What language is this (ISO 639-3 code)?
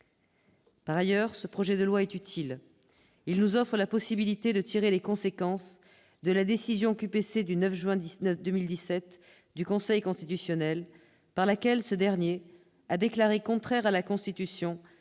fra